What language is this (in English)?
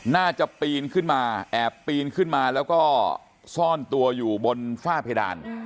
Thai